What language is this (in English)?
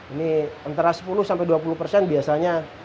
Indonesian